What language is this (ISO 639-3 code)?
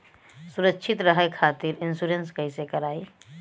bho